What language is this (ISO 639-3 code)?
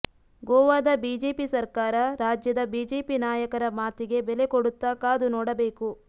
kan